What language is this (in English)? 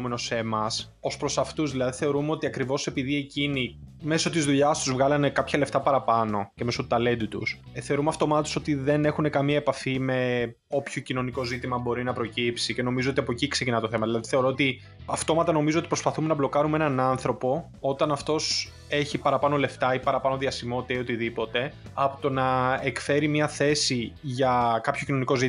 Greek